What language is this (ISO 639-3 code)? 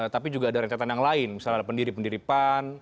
ind